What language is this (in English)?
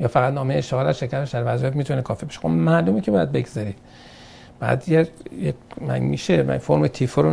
Persian